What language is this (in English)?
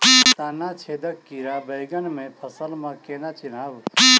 Maithili